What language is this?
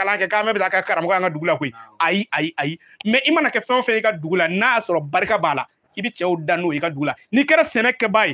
Arabic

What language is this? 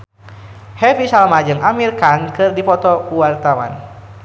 Sundanese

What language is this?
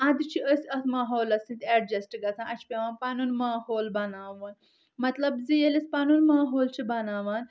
Kashmiri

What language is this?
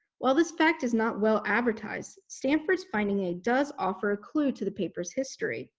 English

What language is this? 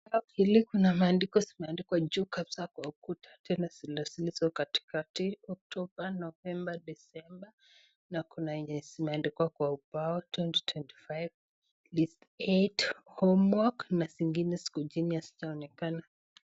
Swahili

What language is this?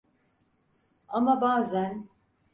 Turkish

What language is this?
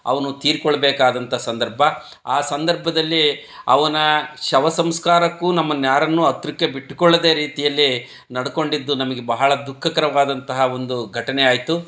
Kannada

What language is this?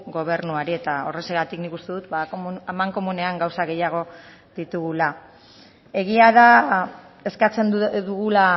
Basque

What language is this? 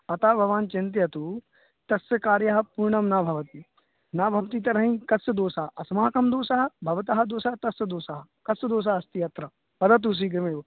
Sanskrit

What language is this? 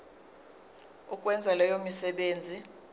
Zulu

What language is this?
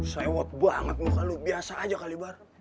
Indonesian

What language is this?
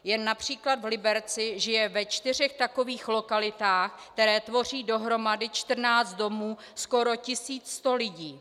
Czech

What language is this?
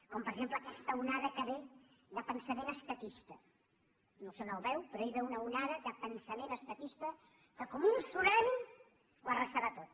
Catalan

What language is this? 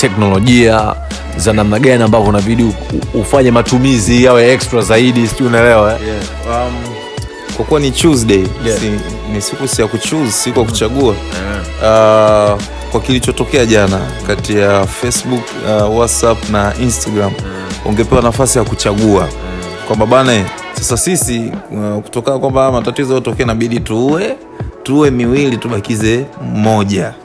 Swahili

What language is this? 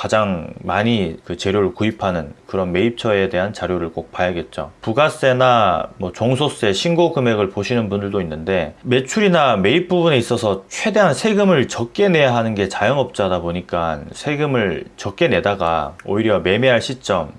Korean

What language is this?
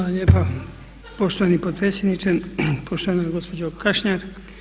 Croatian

